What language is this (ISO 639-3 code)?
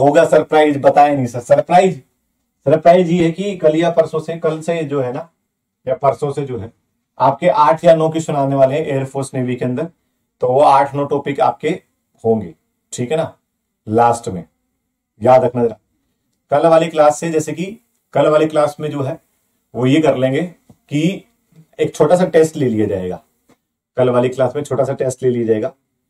hin